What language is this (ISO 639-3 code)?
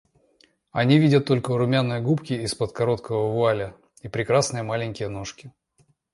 rus